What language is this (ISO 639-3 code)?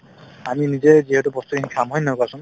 asm